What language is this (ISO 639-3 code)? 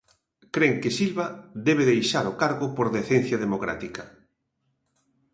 glg